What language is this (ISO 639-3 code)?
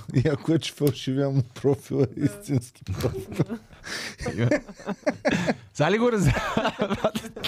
bul